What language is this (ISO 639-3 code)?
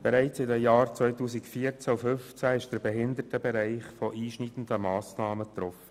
gsw